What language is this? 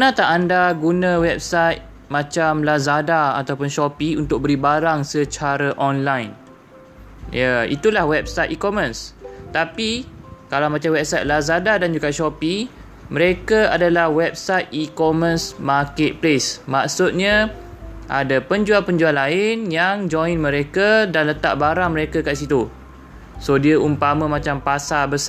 Malay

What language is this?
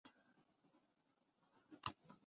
Urdu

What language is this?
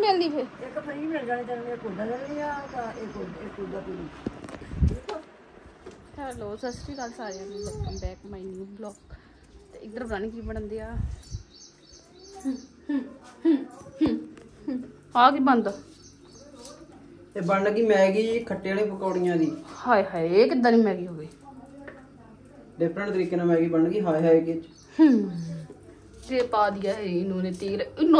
Punjabi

